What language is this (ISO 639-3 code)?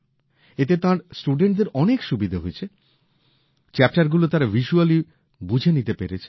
ben